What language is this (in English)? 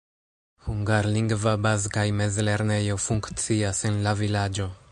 Esperanto